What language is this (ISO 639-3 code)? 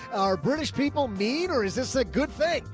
eng